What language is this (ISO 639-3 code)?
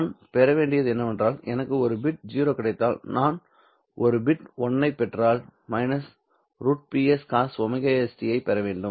tam